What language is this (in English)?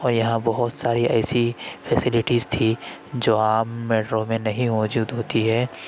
Urdu